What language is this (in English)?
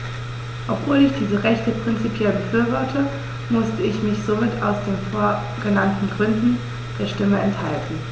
German